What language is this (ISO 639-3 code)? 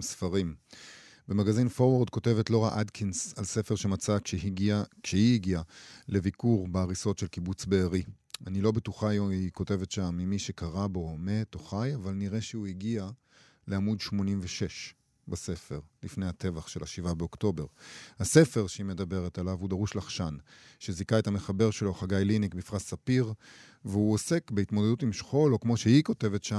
heb